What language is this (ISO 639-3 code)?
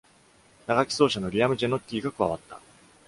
jpn